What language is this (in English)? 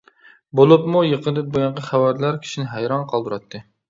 Uyghur